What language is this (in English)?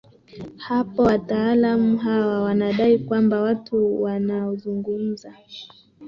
Swahili